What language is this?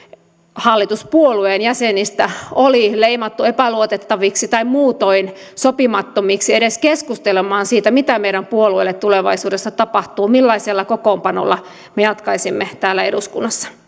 Finnish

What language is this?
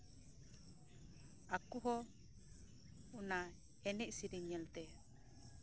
Santali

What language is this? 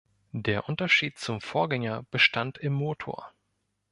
German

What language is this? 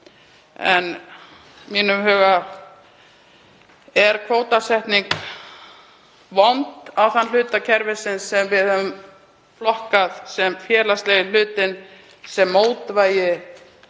Icelandic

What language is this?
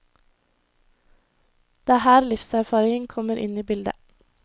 Norwegian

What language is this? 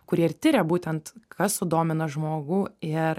Lithuanian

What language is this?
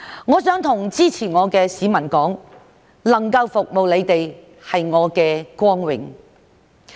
Cantonese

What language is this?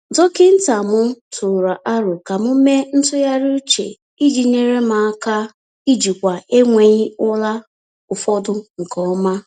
Igbo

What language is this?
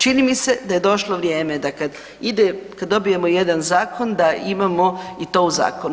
Croatian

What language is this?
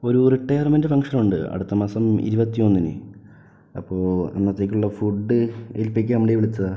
Malayalam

